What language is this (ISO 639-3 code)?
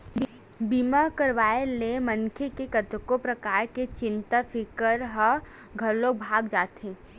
hne